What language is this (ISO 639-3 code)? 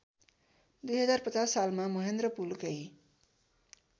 nep